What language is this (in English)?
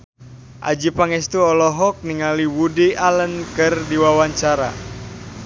Sundanese